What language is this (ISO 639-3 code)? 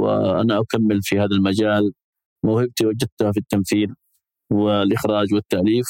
ara